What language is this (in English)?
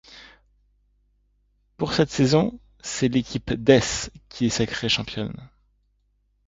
French